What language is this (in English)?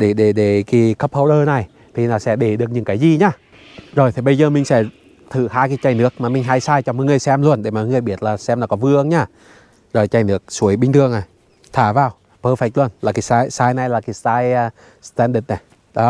Vietnamese